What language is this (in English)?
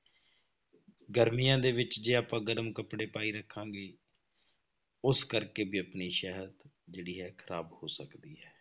Punjabi